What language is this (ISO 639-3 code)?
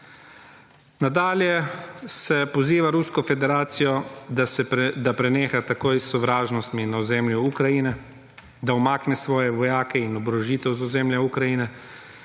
slv